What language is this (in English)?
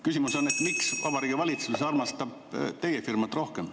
Estonian